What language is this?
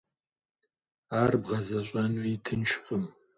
Kabardian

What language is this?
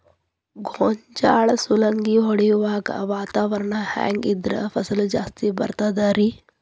Kannada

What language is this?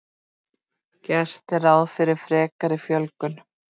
Icelandic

